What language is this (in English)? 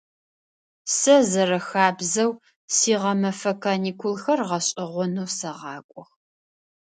Adyghe